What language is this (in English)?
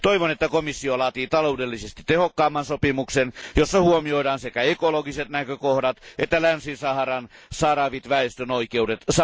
Finnish